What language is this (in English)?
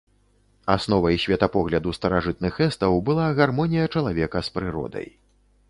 Belarusian